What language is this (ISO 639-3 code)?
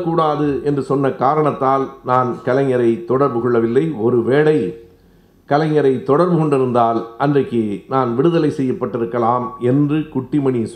tam